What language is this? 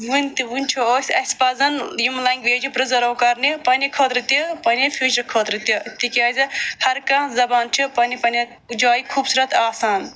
Kashmiri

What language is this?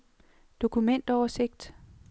Danish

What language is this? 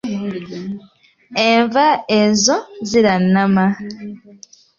Ganda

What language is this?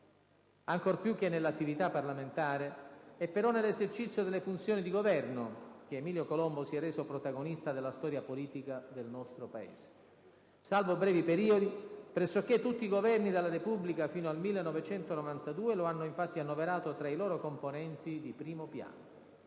Italian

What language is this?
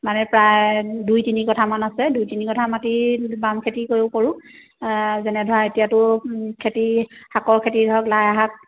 Assamese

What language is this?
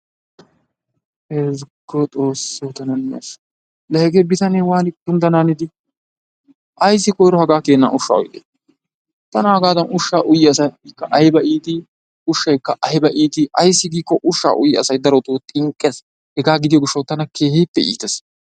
Wolaytta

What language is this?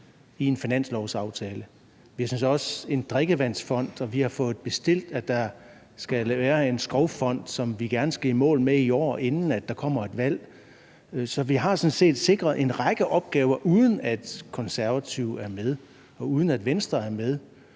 Danish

